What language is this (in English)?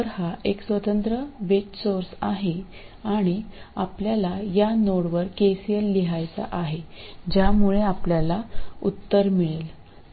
Marathi